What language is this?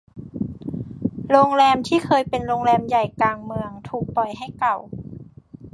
Thai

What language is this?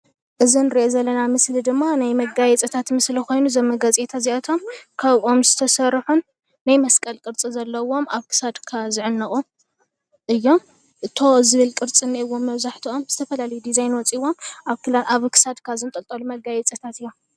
Tigrinya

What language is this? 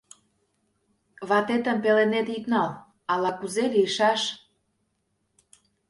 Mari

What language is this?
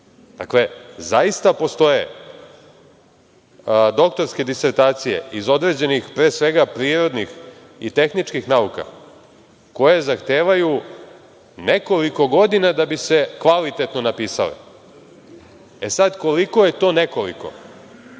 Serbian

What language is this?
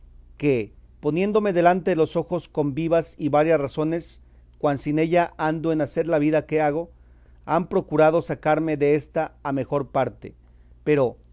Spanish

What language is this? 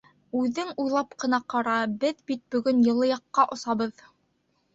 Bashkir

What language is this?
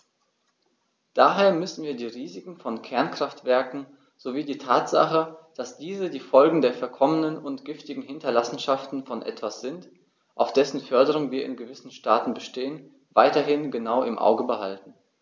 German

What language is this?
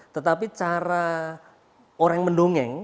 Indonesian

